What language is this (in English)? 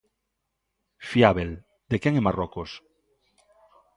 Galician